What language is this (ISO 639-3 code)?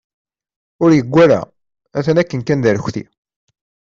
kab